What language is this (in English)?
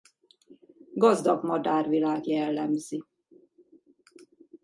Hungarian